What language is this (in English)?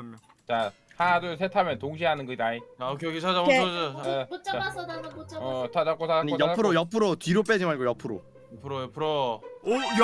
Korean